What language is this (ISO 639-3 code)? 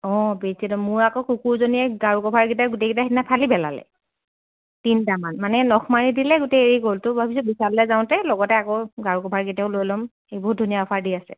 asm